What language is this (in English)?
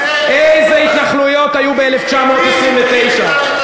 Hebrew